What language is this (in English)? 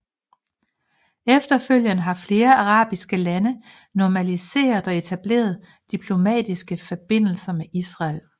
Danish